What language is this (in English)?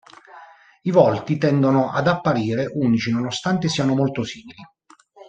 Italian